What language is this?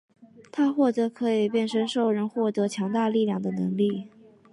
Chinese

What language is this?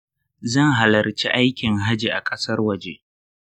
Hausa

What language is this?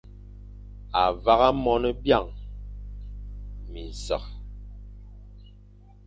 Fang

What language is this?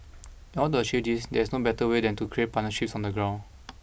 English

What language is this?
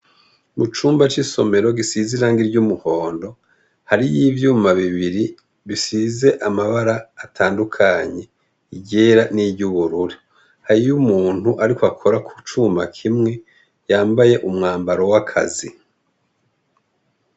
Rundi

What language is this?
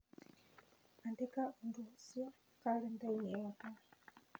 Kikuyu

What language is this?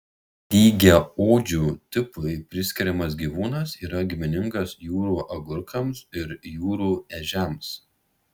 Lithuanian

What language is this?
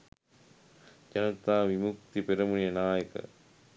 Sinhala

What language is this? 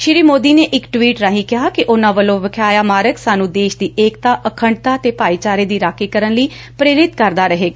Punjabi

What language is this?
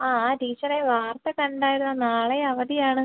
Malayalam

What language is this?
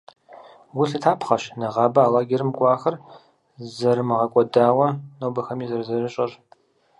Kabardian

